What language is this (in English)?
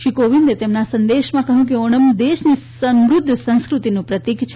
Gujarati